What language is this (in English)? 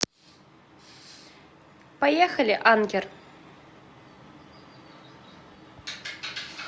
Russian